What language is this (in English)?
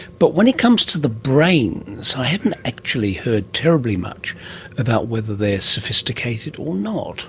English